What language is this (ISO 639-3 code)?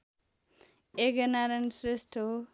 nep